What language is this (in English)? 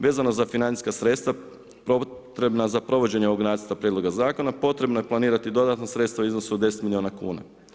Croatian